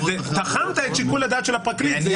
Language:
Hebrew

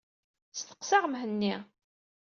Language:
Kabyle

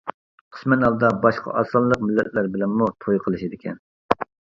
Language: Uyghur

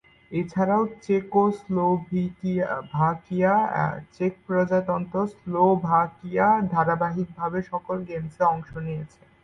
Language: Bangla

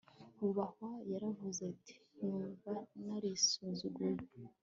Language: Kinyarwanda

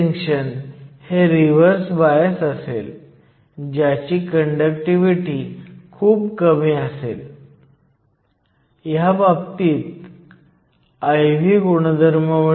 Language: Marathi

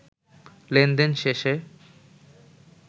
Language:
Bangla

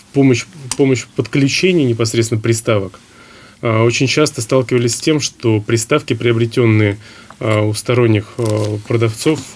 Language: Russian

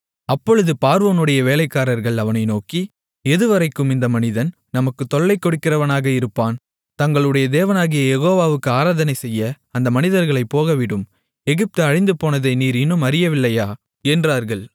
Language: Tamil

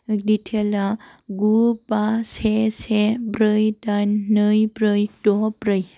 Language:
Bodo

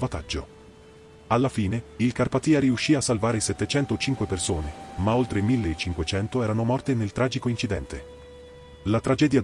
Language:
Italian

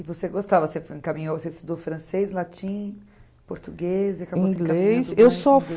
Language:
Portuguese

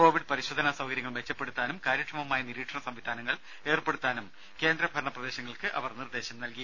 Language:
Malayalam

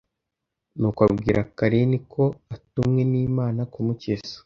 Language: Kinyarwanda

